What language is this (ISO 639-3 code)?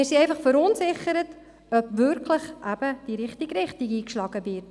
gsw